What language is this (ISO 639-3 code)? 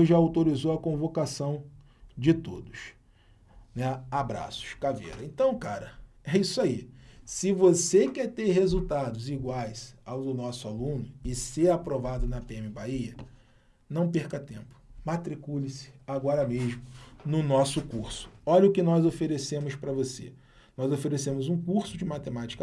por